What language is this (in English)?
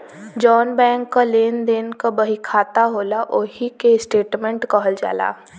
Bhojpuri